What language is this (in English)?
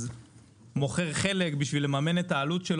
Hebrew